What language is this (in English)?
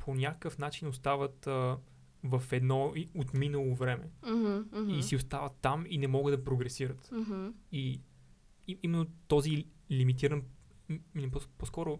Bulgarian